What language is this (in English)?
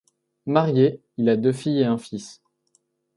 French